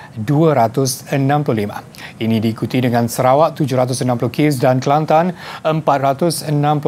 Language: Malay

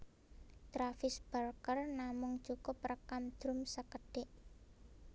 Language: Javanese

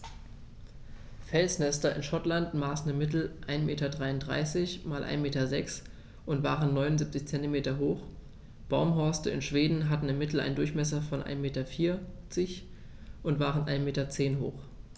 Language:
German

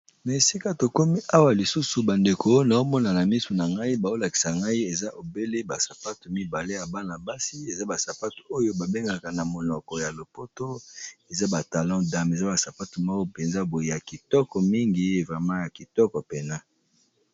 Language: Lingala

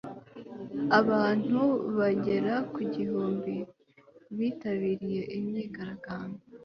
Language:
Kinyarwanda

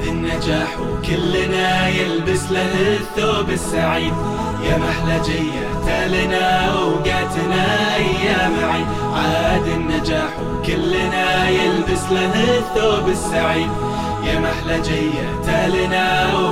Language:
Arabic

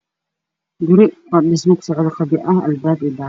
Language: Somali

